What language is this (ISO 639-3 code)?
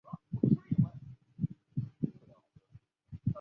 zho